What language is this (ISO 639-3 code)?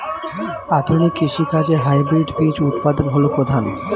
ben